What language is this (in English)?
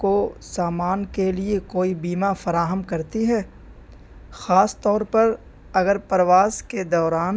Urdu